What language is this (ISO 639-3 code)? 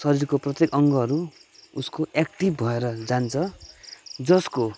nep